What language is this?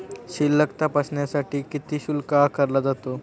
Marathi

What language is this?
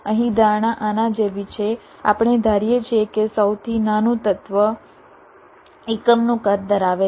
Gujarati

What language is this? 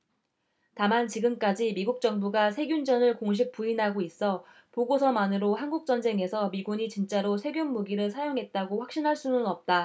Korean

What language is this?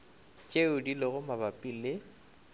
Northern Sotho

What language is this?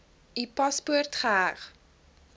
Afrikaans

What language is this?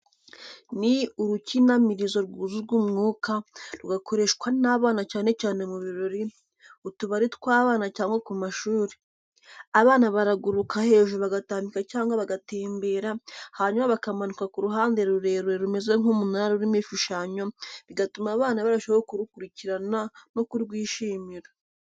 Kinyarwanda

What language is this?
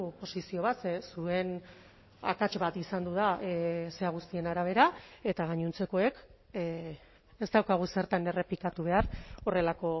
Basque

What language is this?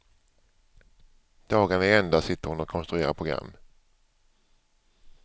Swedish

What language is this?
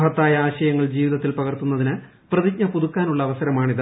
Malayalam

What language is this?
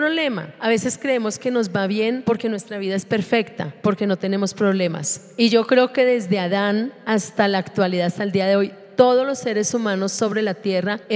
Spanish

